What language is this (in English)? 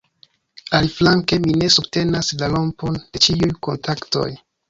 Esperanto